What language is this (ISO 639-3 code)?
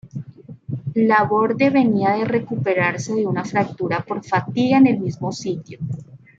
spa